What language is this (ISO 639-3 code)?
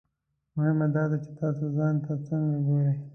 pus